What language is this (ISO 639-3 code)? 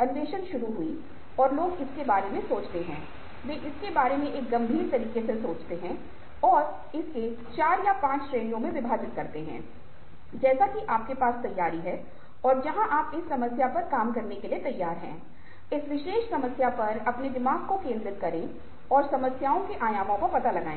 hin